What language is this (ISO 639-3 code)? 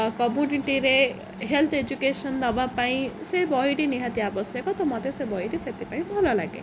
ori